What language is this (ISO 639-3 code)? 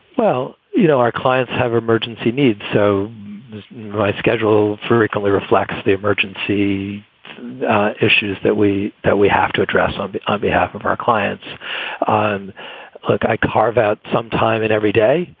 eng